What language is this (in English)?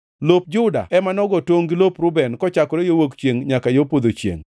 Luo (Kenya and Tanzania)